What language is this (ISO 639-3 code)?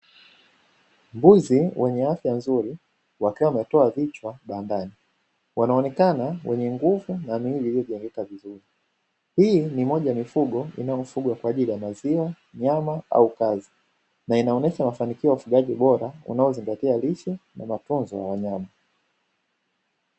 swa